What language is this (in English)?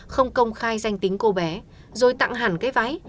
Vietnamese